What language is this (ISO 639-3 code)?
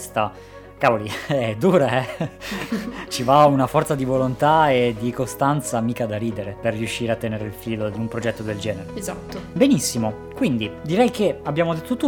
ita